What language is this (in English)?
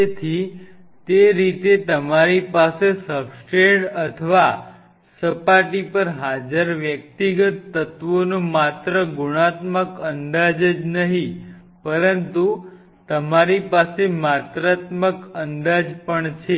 Gujarati